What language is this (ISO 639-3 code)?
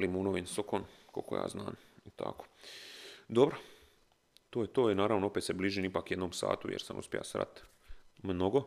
hrv